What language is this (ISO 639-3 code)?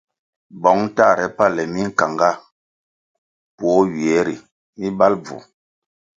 nmg